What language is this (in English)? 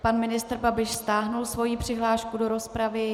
Czech